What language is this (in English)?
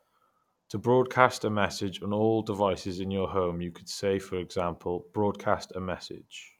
English